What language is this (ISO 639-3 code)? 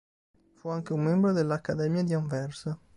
ita